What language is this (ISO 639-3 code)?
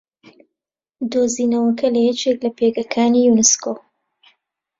ckb